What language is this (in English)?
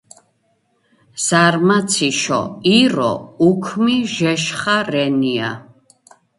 Georgian